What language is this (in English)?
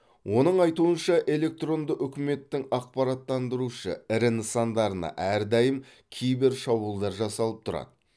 Kazakh